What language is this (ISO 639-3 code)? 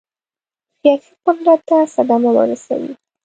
pus